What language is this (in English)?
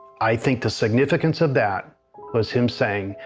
English